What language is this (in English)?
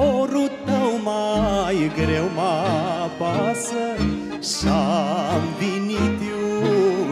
Romanian